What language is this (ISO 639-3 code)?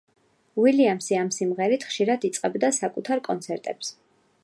kat